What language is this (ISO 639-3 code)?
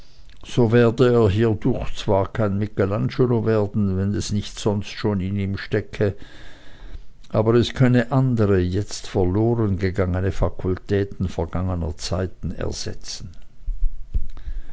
deu